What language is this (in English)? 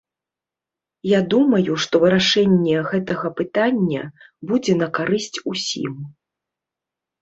Belarusian